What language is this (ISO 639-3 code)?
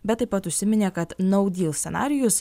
lit